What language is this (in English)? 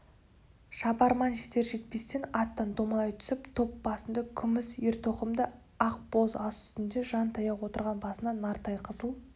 Kazakh